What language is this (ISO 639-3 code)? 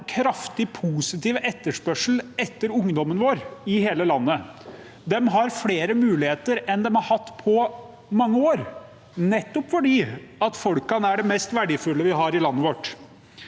nor